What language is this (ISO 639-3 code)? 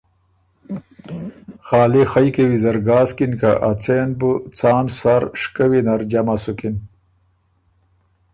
oru